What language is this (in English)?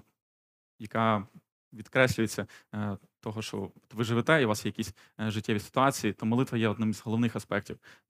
Ukrainian